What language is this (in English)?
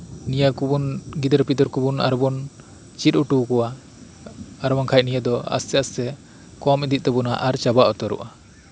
Santali